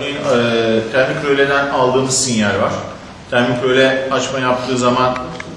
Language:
Turkish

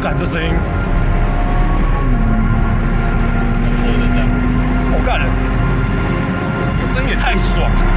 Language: Chinese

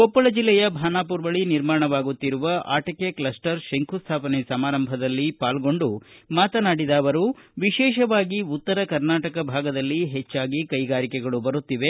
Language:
Kannada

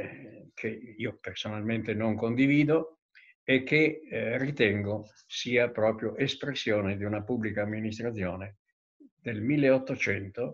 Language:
Italian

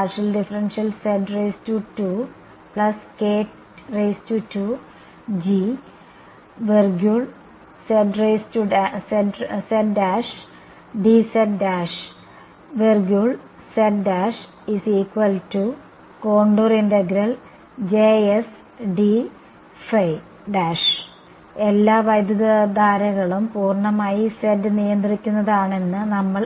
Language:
Malayalam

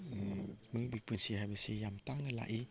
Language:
Manipuri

